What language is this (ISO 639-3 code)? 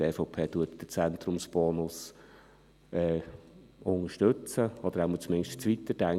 gsw